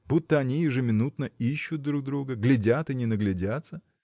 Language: Russian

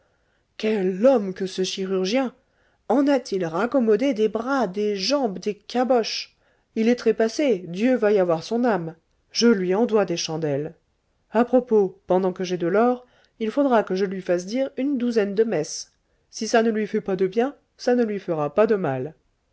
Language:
French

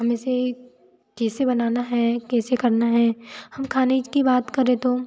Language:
Hindi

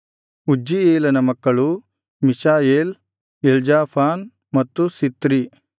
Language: Kannada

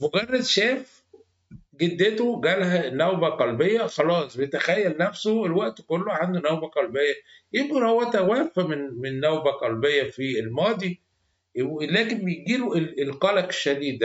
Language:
Arabic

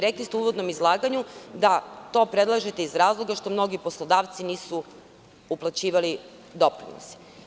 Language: Serbian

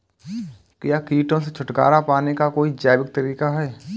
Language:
Hindi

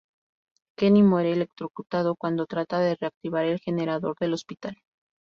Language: Spanish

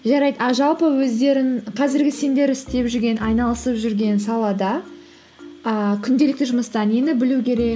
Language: Kazakh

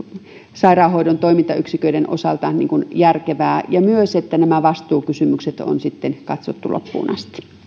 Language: Finnish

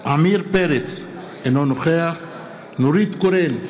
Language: Hebrew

